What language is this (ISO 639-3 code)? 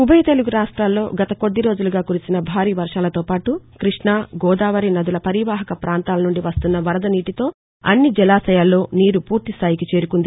tel